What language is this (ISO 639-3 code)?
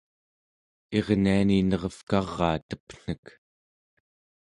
esu